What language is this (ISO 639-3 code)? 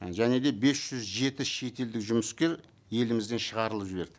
kaz